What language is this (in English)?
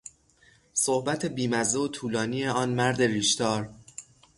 Persian